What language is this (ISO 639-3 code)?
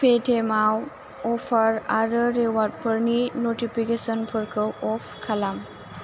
brx